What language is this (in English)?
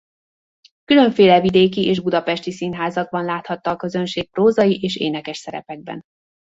Hungarian